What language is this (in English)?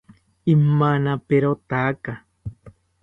South Ucayali Ashéninka